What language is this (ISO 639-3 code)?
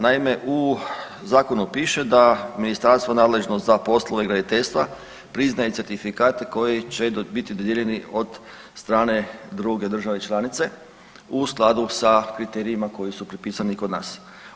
hrv